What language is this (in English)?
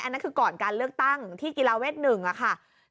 Thai